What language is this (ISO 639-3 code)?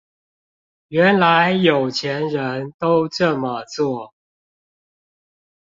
zho